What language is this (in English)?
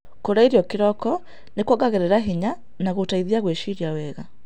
Kikuyu